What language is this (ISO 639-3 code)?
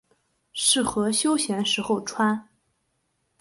zho